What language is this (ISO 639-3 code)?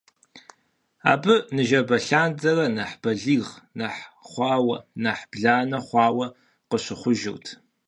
kbd